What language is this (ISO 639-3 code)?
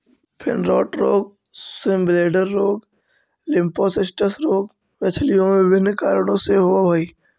mag